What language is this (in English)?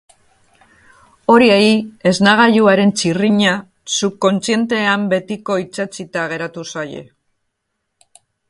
Basque